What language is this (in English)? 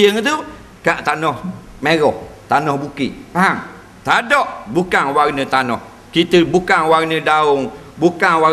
Malay